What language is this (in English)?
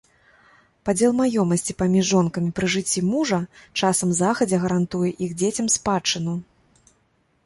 Belarusian